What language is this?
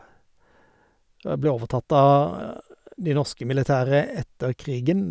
Norwegian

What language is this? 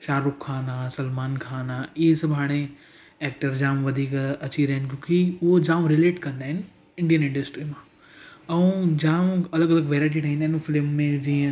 Sindhi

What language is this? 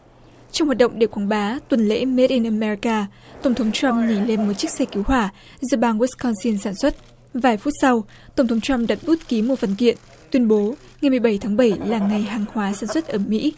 Vietnamese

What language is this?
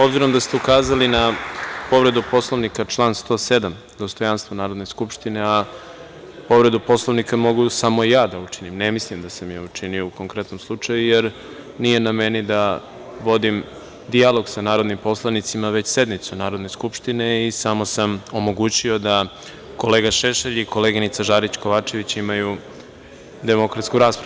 Serbian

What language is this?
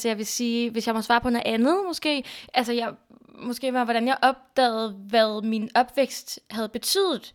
Danish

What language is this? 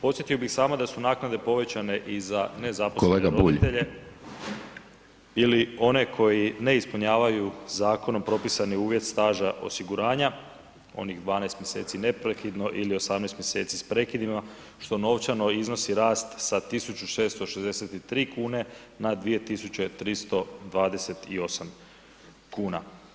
Croatian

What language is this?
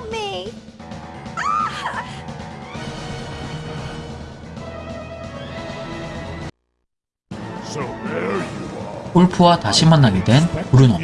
Korean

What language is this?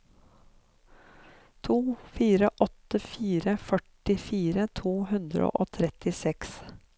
Norwegian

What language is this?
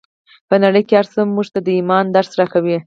Pashto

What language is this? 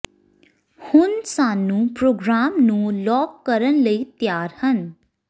Punjabi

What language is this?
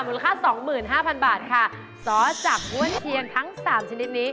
Thai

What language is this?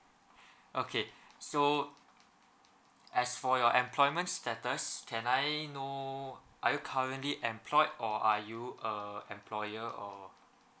English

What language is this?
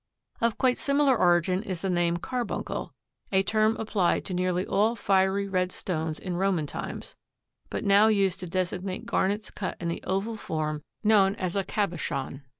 English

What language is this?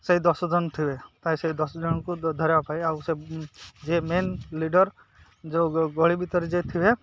Odia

